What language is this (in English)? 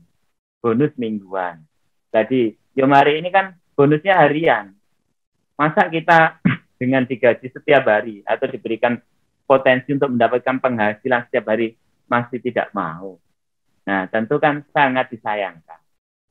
Indonesian